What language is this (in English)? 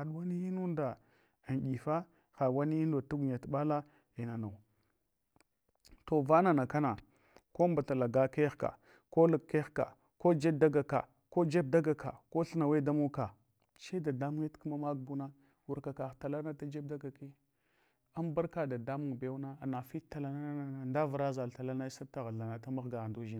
Hwana